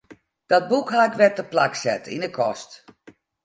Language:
Western Frisian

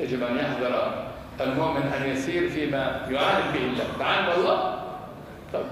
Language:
Arabic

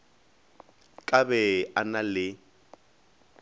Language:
Northern Sotho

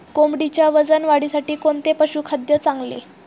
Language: Marathi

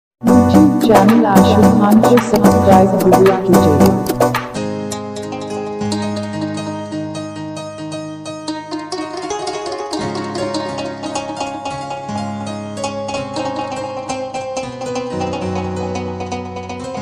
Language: Arabic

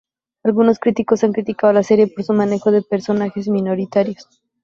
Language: Spanish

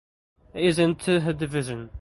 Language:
English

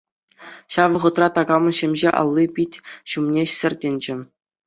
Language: Chuvash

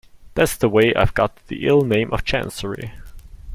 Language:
English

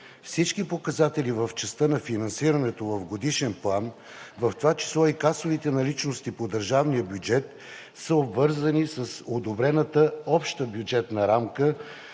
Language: Bulgarian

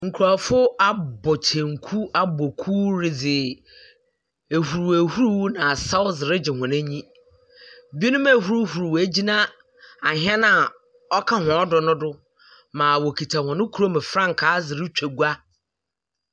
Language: Akan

